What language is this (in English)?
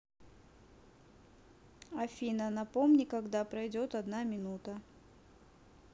Russian